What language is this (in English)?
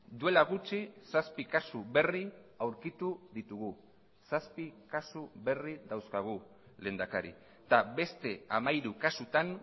Basque